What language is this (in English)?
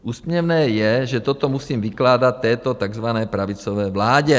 Czech